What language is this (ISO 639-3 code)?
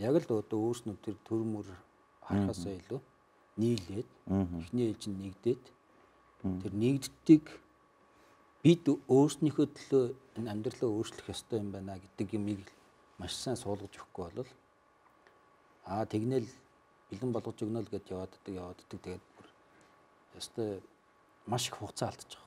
tur